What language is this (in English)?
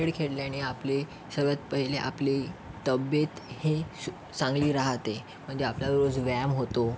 Marathi